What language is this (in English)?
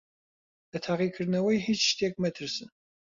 Central Kurdish